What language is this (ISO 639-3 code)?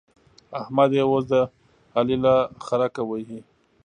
pus